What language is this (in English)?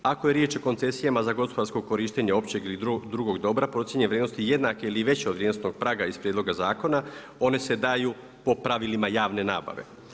Croatian